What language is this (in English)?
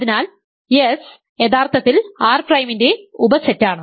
Malayalam